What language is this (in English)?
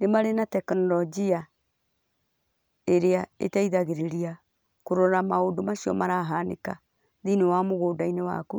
Kikuyu